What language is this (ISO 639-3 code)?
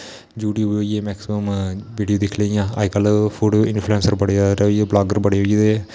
doi